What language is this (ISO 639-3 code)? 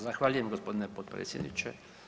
hrv